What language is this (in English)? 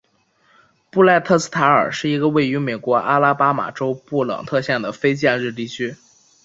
Chinese